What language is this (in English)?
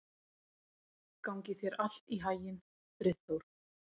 Icelandic